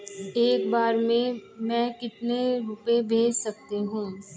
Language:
Hindi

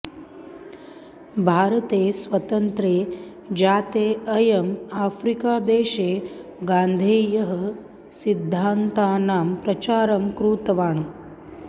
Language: Sanskrit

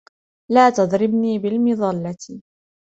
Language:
Arabic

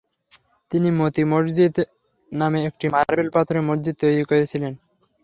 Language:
Bangla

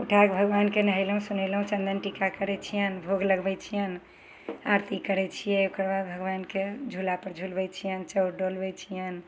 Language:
Maithili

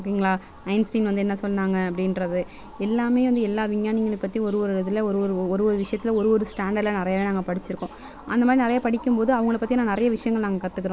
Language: Tamil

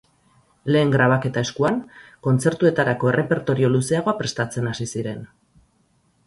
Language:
Basque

